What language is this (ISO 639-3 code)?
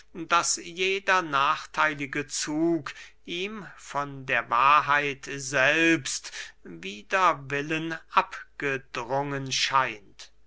deu